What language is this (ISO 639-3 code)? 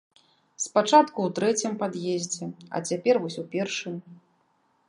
bel